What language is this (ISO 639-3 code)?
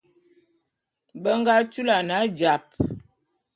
bum